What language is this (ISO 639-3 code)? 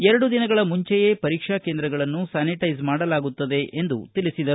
kan